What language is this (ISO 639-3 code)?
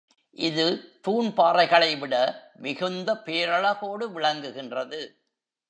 tam